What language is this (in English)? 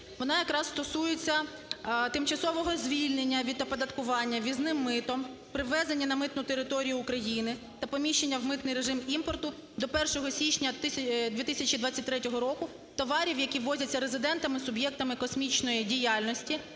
Ukrainian